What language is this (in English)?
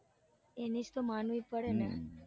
Gujarati